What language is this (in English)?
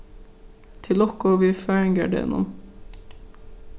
Faroese